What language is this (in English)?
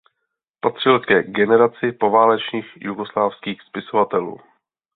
Czech